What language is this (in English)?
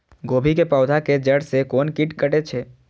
Maithili